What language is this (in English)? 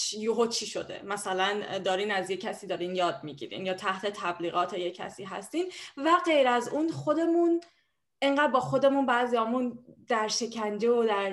Persian